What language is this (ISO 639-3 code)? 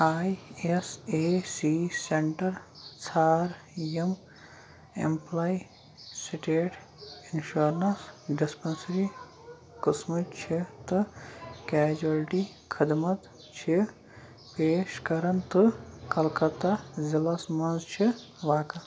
kas